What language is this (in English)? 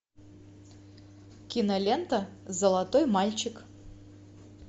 Russian